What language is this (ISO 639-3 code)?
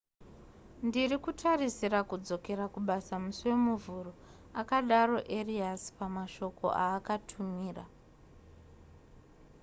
sna